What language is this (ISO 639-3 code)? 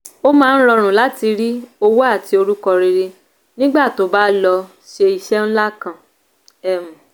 yor